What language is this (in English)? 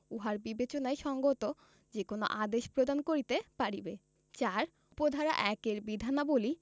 Bangla